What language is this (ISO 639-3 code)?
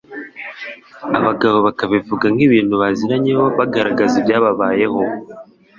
kin